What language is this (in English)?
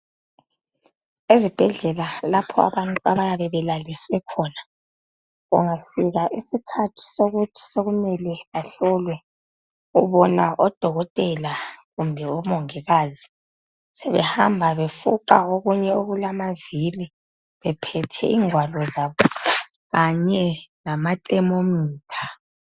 North Ndebele